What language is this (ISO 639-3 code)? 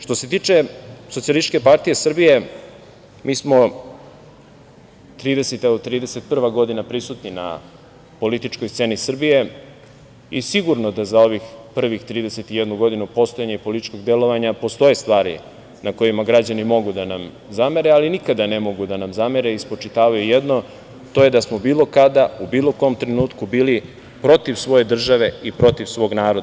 srp